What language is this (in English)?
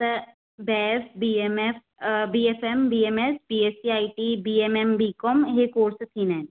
Sindhi